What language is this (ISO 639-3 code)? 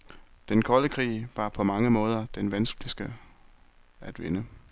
dan